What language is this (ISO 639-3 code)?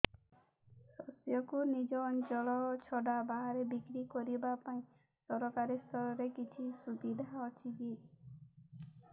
ori